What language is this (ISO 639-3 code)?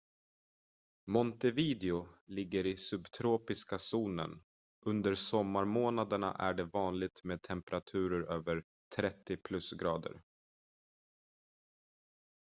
swe